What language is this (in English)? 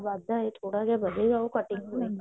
Punjabi